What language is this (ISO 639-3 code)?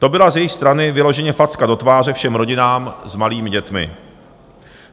ces